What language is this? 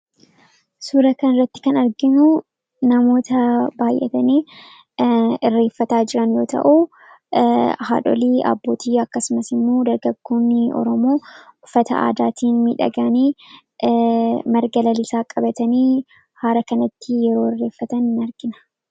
Oromo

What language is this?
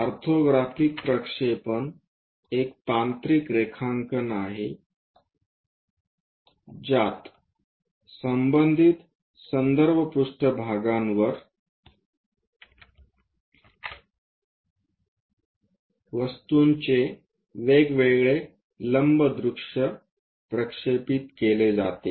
Marathi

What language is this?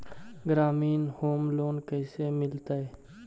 Magahi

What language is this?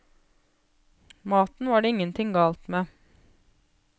Norwegian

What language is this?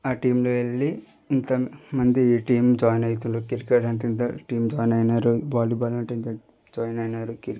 Telugu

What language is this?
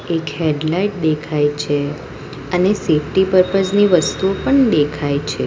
Gujarati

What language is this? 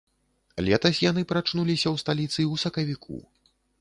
Belarusian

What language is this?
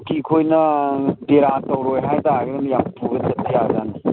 Manipuri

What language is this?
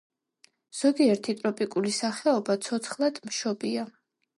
Georgian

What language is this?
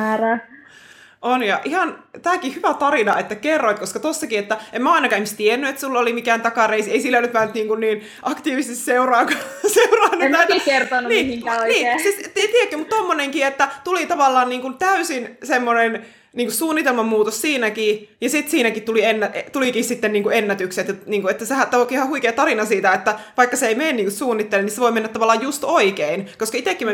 Finnish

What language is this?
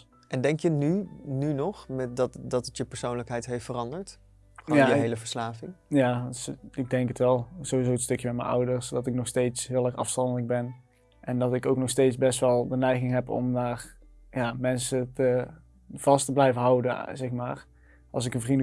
Dutch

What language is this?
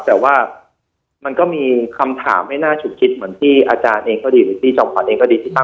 Thai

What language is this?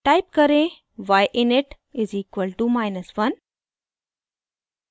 Hindi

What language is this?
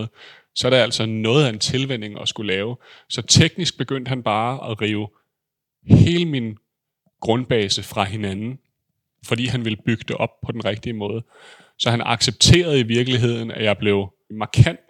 Danish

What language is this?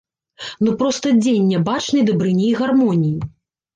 Belarusian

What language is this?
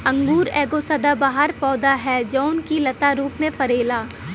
Bhojpuri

